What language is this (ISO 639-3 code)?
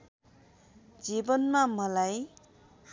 nep